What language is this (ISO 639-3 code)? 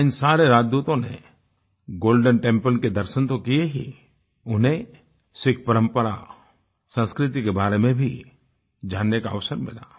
hin